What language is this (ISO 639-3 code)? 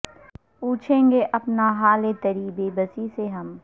urd